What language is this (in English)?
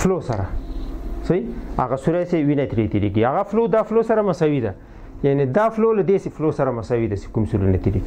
Romanian